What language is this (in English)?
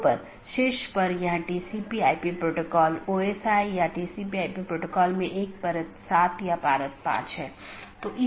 Hindi